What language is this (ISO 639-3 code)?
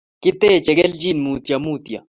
kln